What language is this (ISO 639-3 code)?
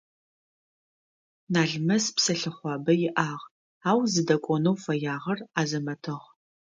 ady